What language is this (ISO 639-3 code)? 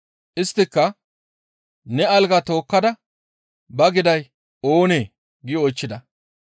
gmv